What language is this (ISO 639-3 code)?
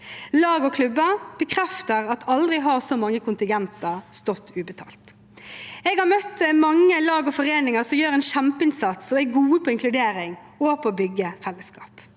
nor